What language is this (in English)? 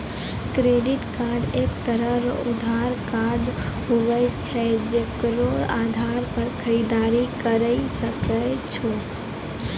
Maithili